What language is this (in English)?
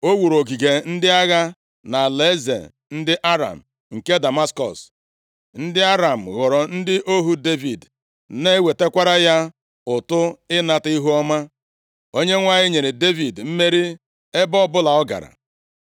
Igbo